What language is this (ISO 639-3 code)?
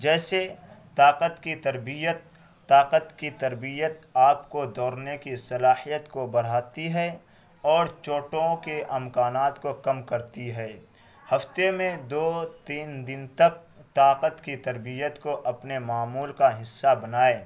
urd